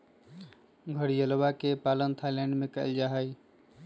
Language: Magahi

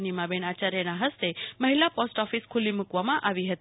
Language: Gujarati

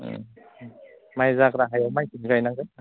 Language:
Bodo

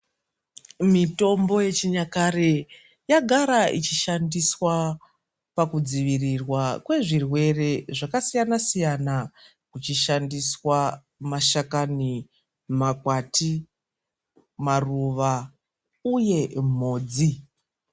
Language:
Ndau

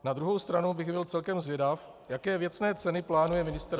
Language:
Czech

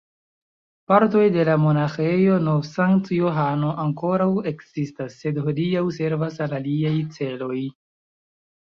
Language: Esperanto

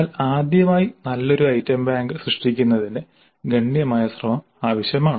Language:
Malayalam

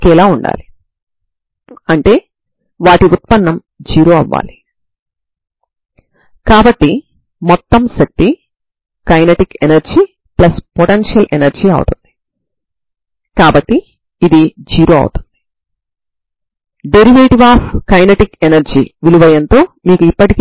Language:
Telugu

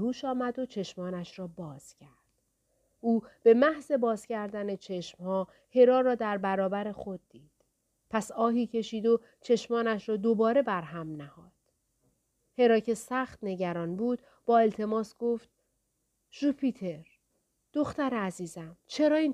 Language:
Persian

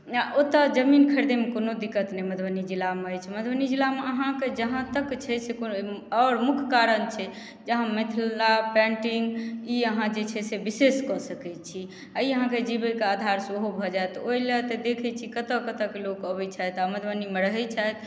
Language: Maithili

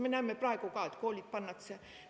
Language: Estonian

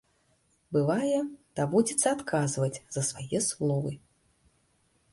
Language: Belarusian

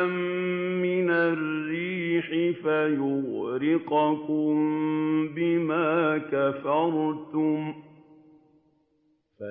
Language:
Arabic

